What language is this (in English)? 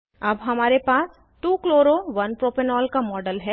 Hindi